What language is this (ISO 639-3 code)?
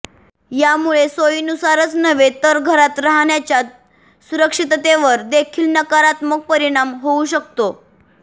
mar